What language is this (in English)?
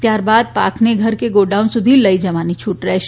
Gujarati